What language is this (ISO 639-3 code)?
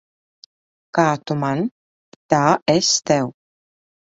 lav